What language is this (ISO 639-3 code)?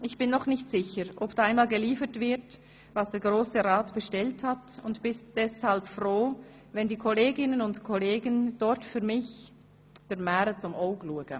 gsw